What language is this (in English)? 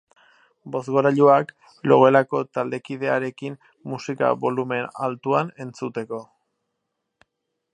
Basque